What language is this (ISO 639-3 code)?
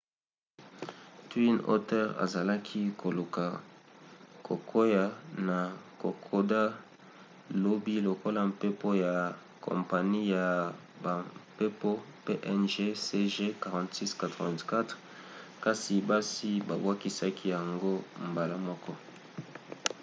lin